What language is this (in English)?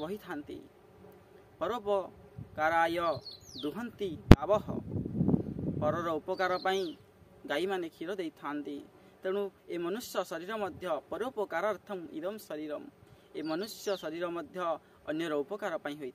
Indonesian